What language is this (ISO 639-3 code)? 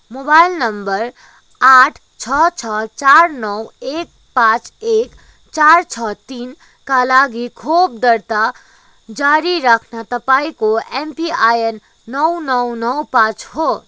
nep